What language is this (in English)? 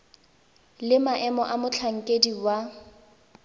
Tswana